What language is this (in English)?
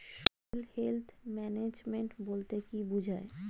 Bangla